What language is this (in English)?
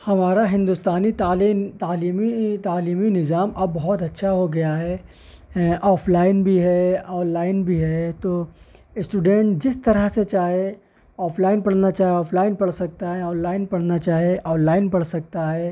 Urdu